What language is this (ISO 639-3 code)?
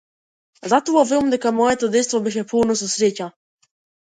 mkd